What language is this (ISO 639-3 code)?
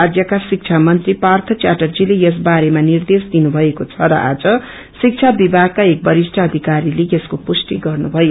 nep